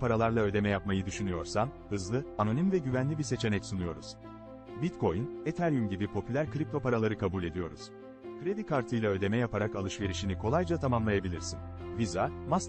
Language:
Turkish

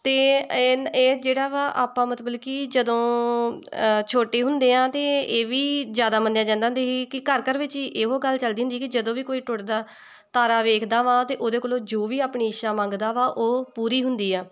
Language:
Punjabi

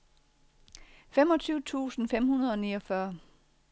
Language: Danish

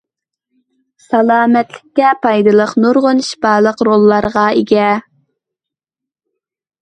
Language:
Uyghur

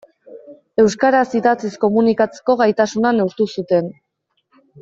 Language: Basque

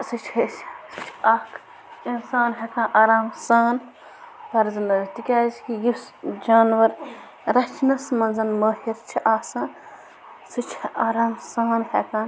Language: Kashmiri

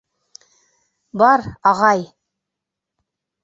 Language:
Bashkir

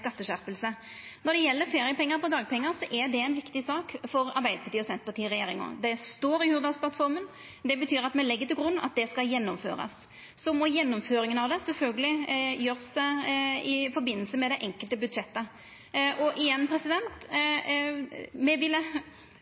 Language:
Norwegian Nynorsk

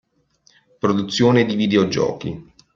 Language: Italian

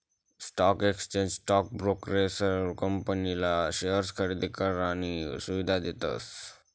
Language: Marathi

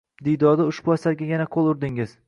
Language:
Uzbek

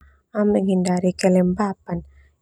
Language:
Termanu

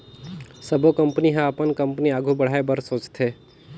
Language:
Chhattisgarhi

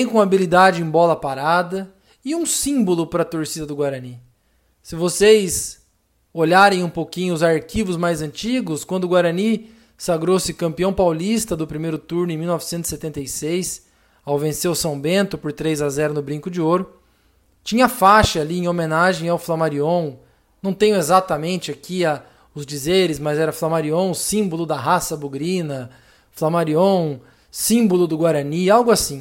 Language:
Portuguese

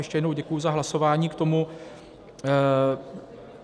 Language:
Czech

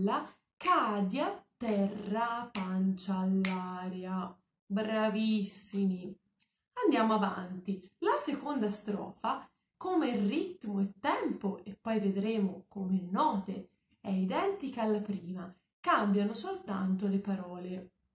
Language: Italian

